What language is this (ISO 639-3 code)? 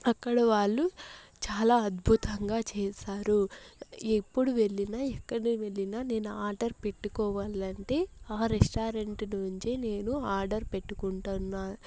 tel